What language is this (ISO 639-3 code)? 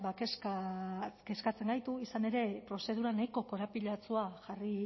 eus